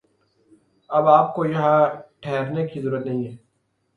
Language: Urdu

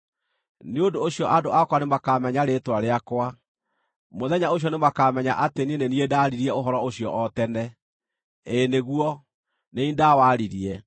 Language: Kikuyu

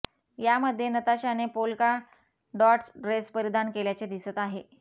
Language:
Marathi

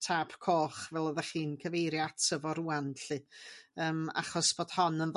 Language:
Welsh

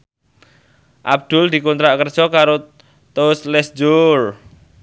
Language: Javanese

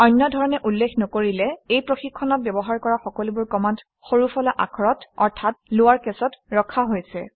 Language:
Assamese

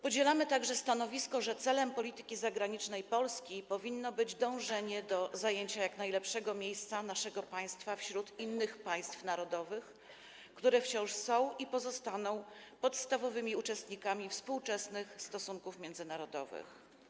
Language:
Polish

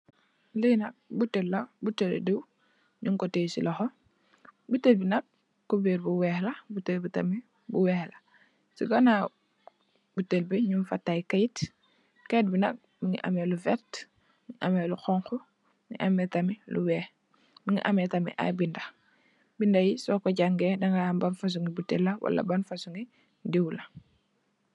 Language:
Wolof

